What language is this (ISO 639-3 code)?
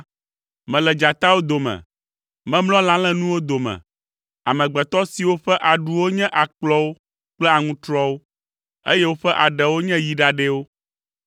ewe